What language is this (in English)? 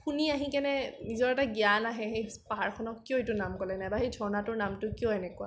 Assamese